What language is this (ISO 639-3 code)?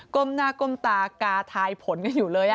tha